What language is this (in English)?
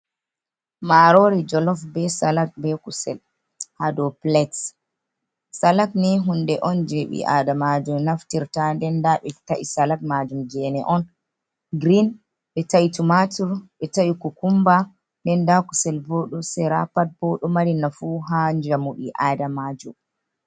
Fula